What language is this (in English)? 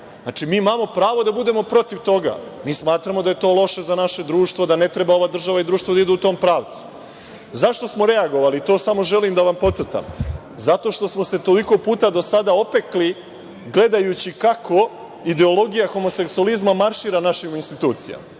Serbian